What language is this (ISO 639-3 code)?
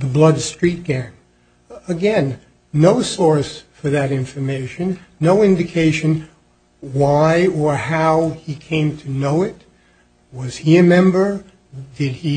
eng